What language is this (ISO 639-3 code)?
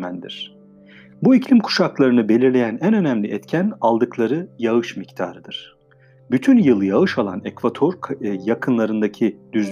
tur